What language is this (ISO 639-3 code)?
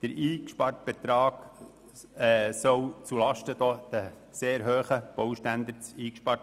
gsw